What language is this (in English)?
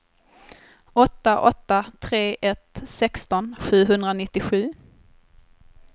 Swedish